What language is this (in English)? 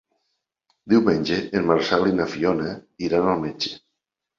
Catalan